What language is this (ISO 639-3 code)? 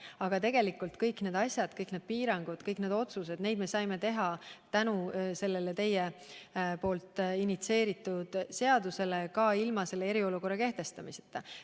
est